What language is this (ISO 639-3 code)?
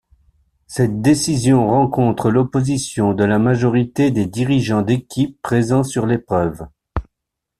fra